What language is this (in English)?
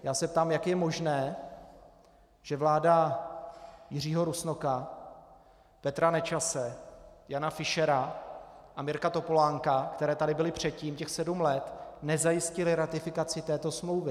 Czech